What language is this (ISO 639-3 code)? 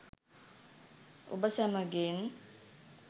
sin